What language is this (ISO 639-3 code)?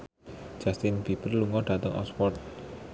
jav